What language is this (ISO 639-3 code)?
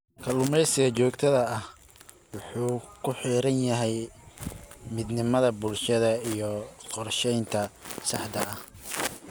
som